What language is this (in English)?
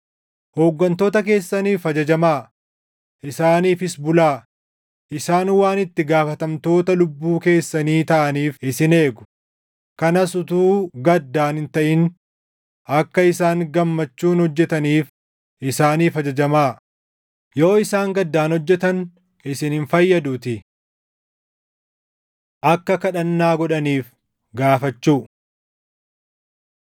Oromo